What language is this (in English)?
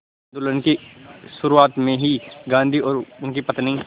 Hindi